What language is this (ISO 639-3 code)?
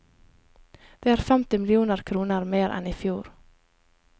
nor